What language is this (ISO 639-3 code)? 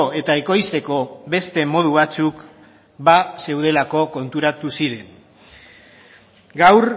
eus